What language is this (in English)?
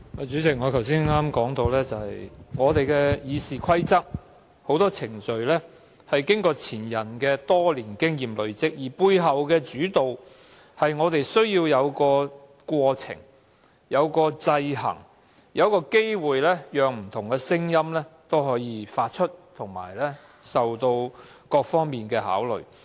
Cantonese